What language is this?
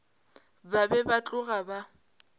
Northern Sotho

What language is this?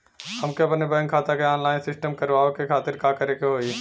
Bhojpuri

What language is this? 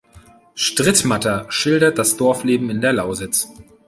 German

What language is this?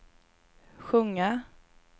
Swedish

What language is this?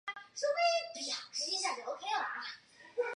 Chinese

